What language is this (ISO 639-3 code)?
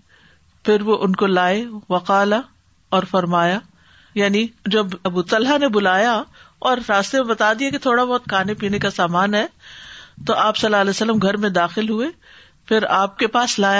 urd